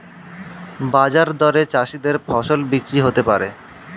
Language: Bangla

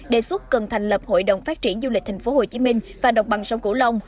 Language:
Vietnamese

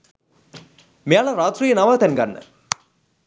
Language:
Sinhala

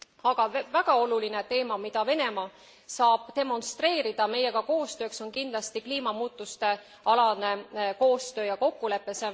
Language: Estonian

